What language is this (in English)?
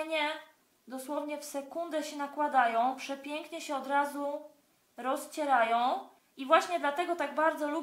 Polish